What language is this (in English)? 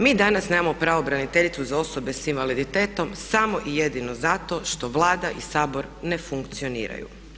Croatian